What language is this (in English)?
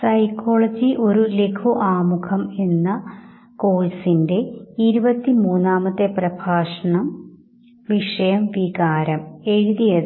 Malayalam